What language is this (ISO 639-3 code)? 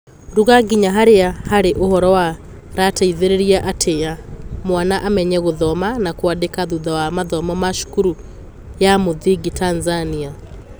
kik